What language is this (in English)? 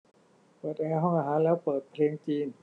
Thai